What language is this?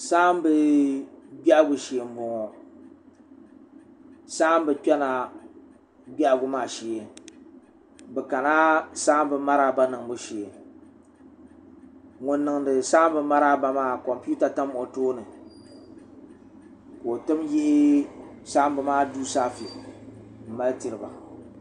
Dagbani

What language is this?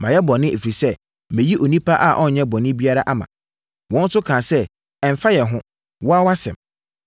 Akan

